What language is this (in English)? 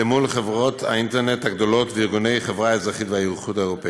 Hebrew